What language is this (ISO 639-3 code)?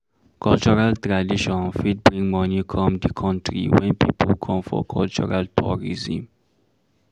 pcm